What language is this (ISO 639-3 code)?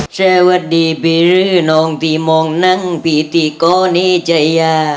tha